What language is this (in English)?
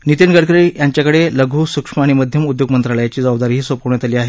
Marathi